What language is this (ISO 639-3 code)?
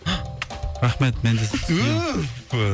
kaz